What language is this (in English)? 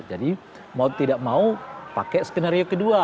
Indonesian